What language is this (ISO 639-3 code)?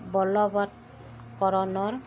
asm